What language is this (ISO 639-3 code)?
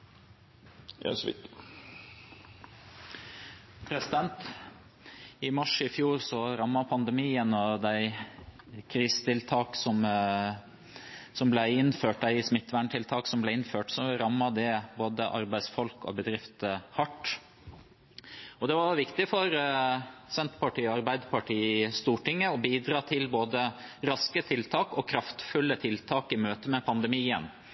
nor